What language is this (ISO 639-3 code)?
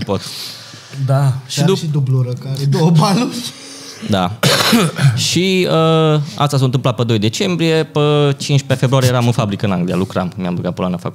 ron